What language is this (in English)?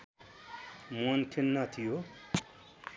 Nepali